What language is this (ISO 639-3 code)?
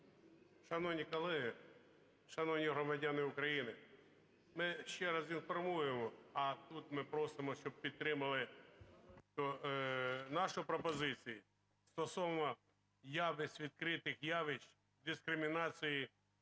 ukr